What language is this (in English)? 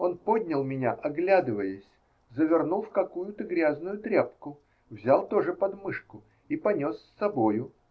Russian